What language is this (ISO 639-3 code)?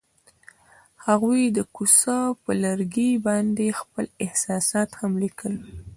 pus